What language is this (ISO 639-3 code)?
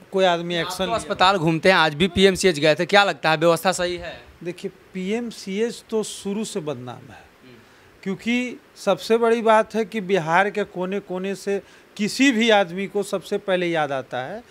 hin